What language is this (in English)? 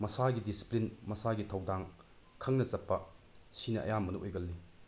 Manipuri